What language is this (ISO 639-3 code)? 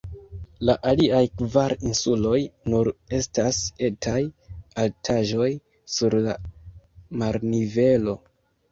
epo